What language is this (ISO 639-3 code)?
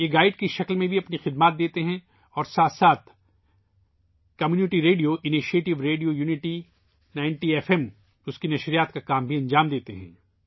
urd